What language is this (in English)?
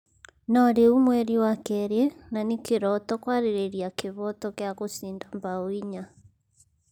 Kikuyu